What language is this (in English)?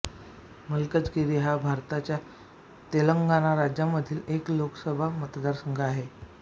Marathi